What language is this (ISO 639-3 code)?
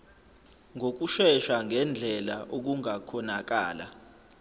zul